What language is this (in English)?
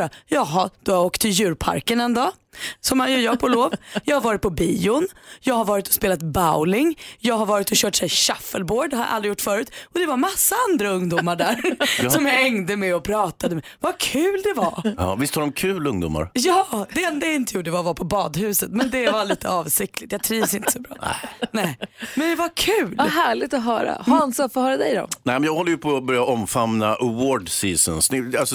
Swedish